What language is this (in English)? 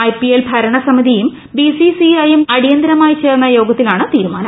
Malayalam